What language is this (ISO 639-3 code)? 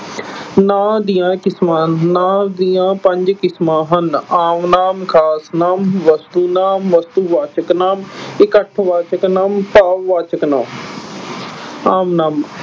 pan